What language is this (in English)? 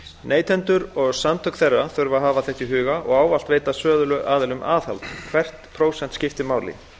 Icelandic